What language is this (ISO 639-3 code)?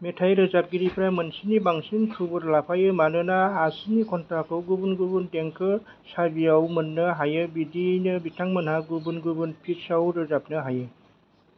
brx